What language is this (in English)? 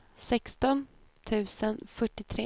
Swedish